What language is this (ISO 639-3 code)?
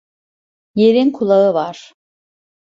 tur